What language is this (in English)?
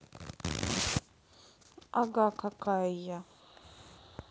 Russian